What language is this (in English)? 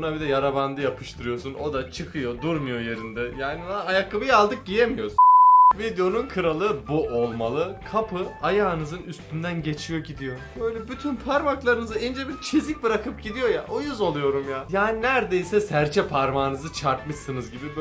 Turkish